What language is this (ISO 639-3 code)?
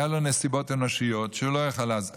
heb